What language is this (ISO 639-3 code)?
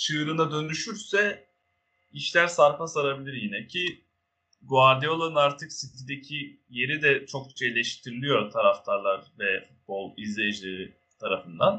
tur